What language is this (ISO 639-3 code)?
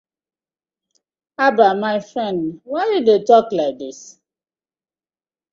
pcm